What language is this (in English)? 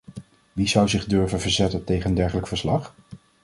Dutch